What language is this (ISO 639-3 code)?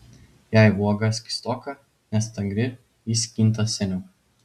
lit